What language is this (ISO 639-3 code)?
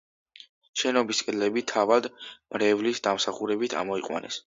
kat